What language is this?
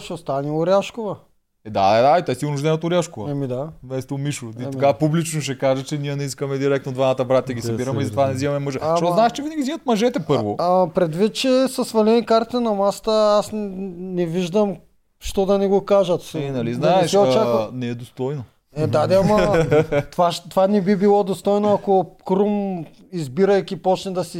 Bulgarian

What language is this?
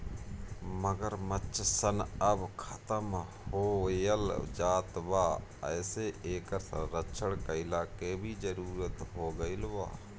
Bhojpuri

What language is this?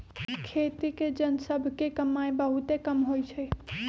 Magahi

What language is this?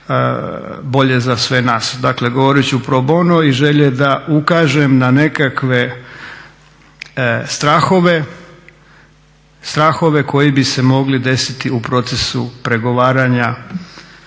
Croatian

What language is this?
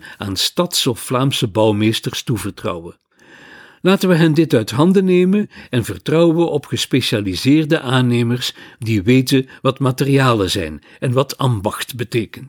Dutch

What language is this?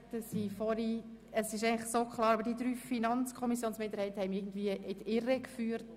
Swiss German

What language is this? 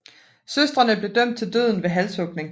Danish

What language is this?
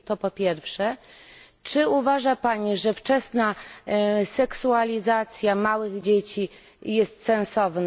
Polish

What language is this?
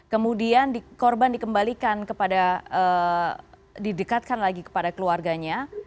Indonesian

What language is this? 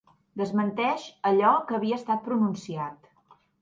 Catalan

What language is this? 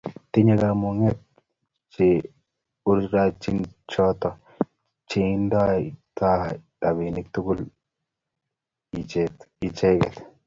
Kalenjin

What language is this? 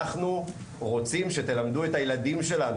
Hebrew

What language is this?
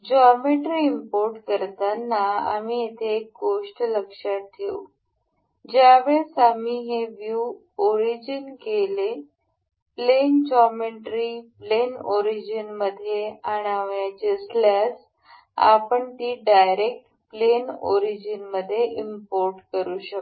Marathi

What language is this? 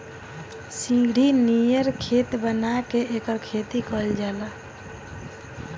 Bhojpuri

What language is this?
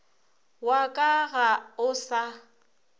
Northern Sotho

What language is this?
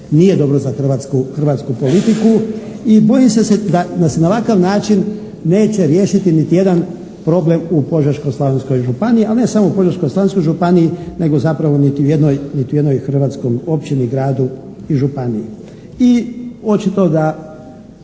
Croatian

